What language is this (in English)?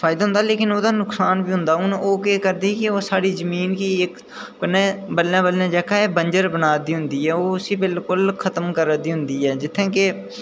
Dogri